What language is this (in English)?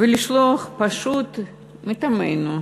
Hebrew